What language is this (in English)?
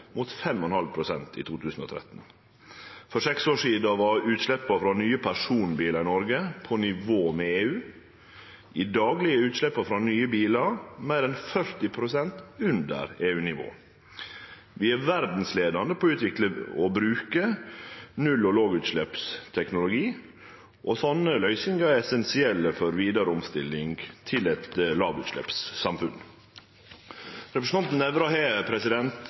Norwegian Nynorsk